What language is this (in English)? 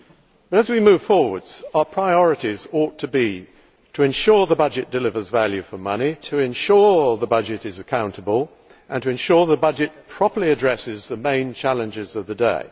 English